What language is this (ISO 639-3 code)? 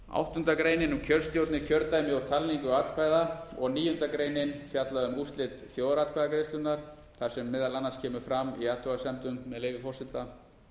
isl